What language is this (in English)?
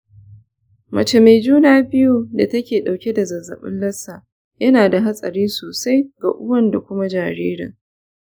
Hausa